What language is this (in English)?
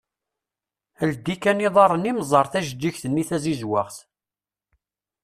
Kabyle